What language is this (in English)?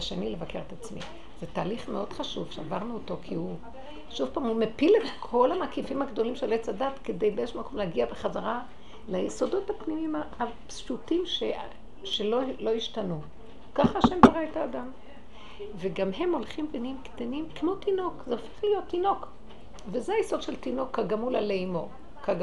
Hebrew